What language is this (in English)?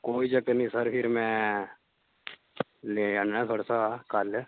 Dogri